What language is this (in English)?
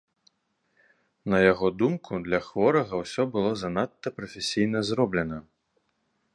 Belarusian